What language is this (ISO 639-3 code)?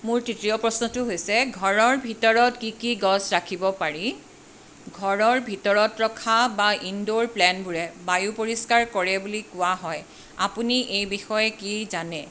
asm